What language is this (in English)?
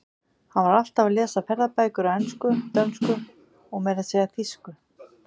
Icelandic